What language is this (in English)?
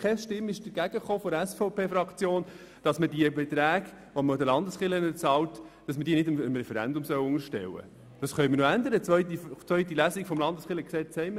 Swiss German